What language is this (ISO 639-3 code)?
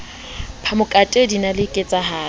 sot